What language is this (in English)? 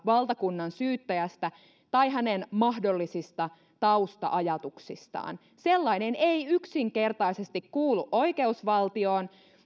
Finnish